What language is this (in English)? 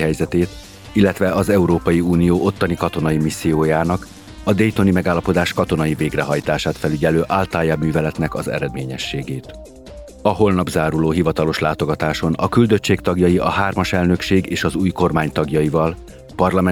Hungarian